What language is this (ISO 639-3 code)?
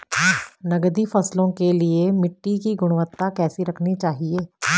hin